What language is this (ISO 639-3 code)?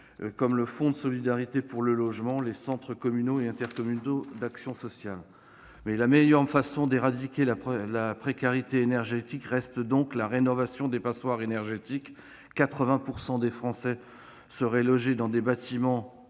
fra